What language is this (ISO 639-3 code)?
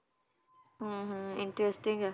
pan